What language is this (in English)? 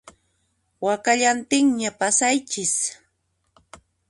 Puno Quechua